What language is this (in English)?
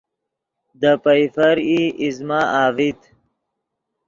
Yidgha